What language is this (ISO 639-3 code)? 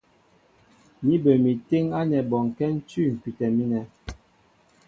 mbo